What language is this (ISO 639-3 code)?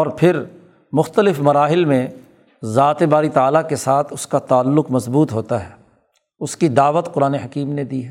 urd